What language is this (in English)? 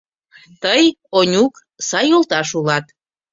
Mari